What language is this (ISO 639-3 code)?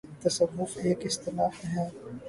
urd